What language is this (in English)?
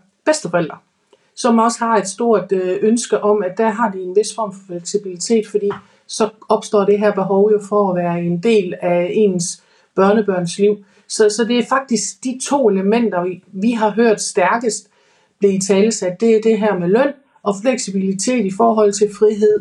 Danish